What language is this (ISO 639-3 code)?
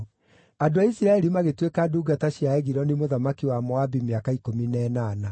kik